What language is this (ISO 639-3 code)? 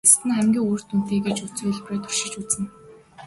mon